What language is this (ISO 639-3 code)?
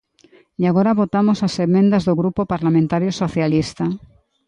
glg